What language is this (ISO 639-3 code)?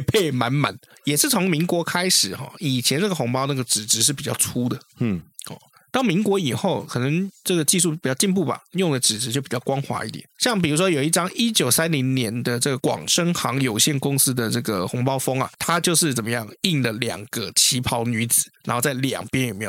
zho